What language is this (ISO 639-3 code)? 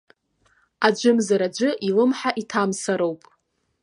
abk